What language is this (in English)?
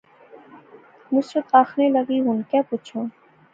Pahari-Potwari